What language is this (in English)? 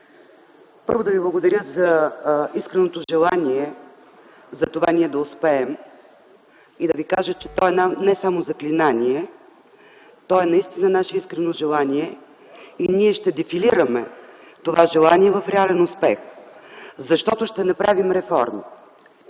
Bulgarian